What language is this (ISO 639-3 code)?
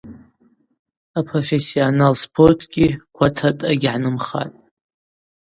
abq